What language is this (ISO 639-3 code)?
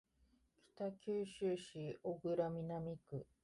jpn